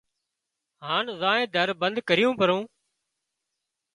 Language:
Wadiyara Koli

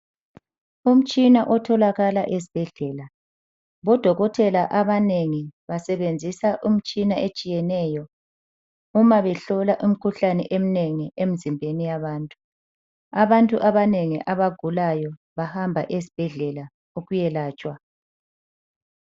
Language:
North Ndebele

